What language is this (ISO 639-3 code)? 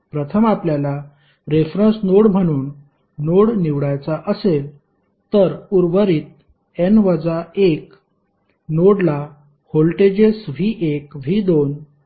mar